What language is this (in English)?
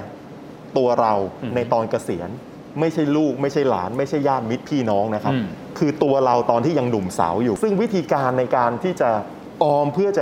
Thai